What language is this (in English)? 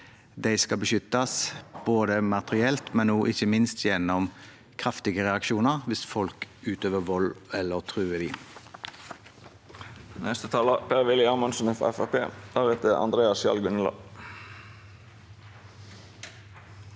Norwegian